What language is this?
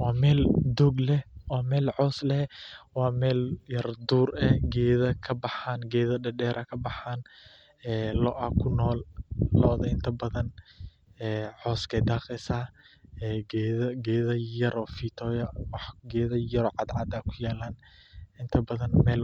Somali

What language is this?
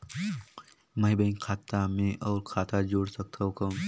Chhattisgarhi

